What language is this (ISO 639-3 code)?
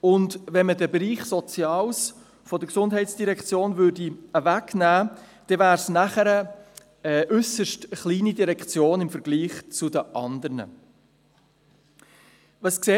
gsw